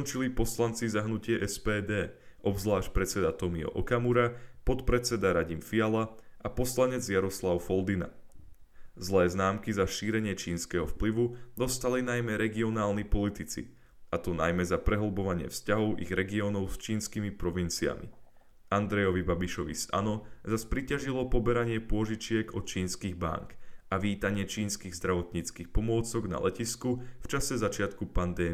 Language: Slovak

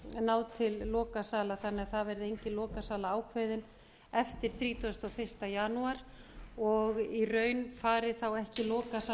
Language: Icelandic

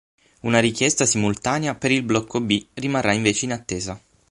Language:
Italian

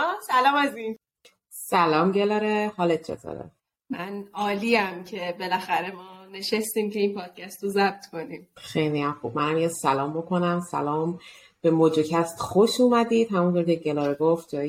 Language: Persian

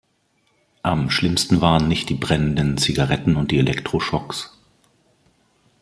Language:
German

